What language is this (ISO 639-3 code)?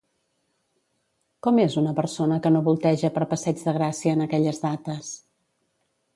cat